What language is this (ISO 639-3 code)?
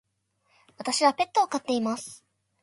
jpn